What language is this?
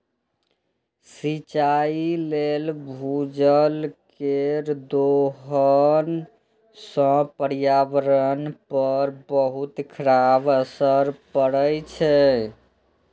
Maithili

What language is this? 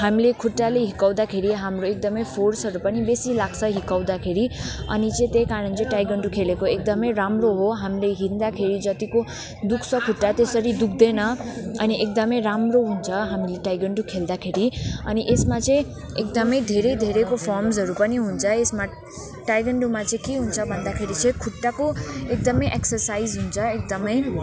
Nepali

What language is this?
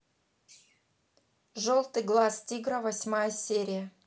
Russian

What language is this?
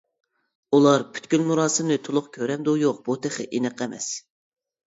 Uyghur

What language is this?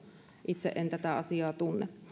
Finnish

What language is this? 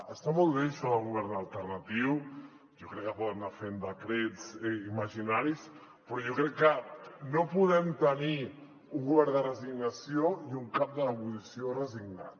Catalan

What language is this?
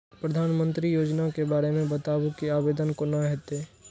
Maithili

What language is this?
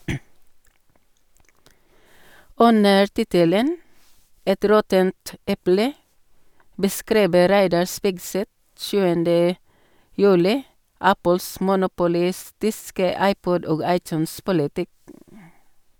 Norwegian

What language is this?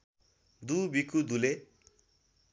Nepali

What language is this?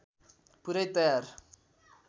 Nepali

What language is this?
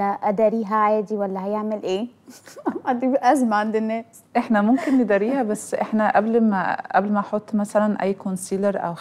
Arabic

